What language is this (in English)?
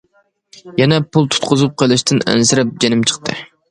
Uyghur